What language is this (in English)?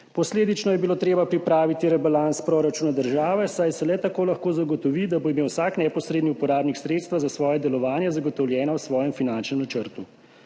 Slovenian